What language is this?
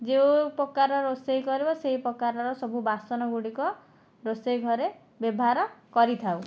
Odia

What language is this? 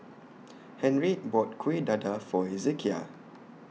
English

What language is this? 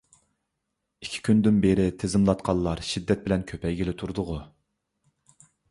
Uyghur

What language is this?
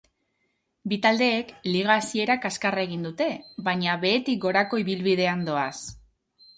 Basque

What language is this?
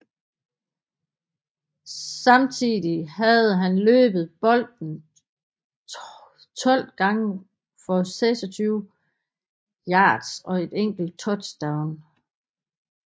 Danish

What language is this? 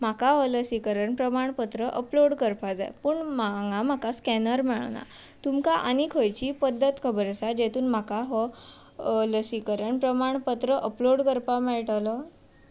Konkani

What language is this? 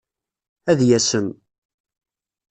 Kabyle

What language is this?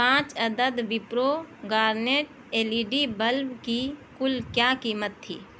Urdu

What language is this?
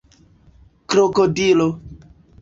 Esperanto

